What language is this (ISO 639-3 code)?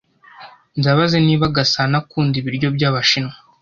kin